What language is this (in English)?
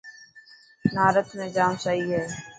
Dhatki